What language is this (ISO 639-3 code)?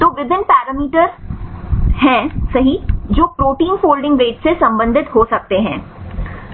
hin